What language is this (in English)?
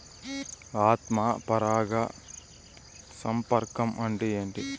Telugu